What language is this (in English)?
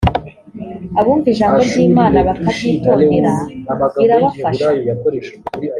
Kinyarwanda